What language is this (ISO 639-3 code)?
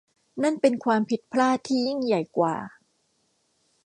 tha